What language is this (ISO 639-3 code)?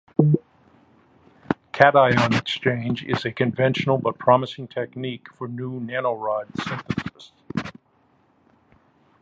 eng